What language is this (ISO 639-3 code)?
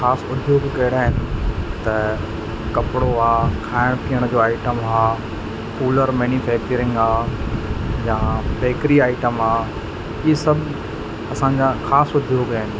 snd